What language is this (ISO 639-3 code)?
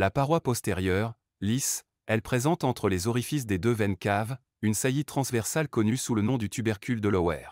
fra